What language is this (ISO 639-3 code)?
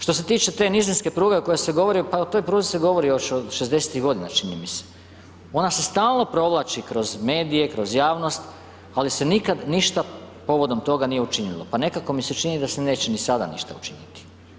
hrv